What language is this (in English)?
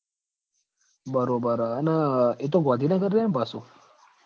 Gujarati